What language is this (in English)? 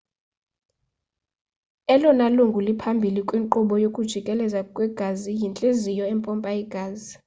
Xhosa